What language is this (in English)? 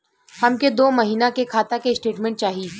Bhojpuri